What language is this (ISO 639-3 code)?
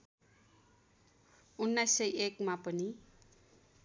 nep